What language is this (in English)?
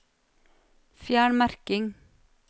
Norwegian